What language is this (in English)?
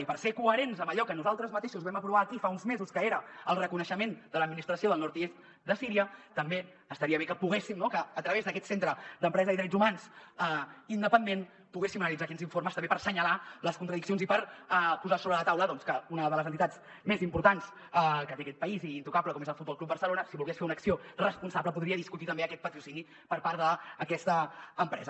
Catalan